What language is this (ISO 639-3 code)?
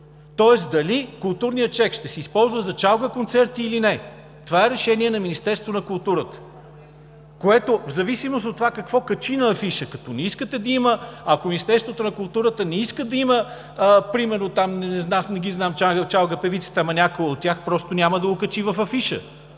bul